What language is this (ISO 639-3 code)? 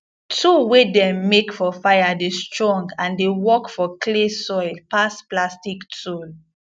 pcm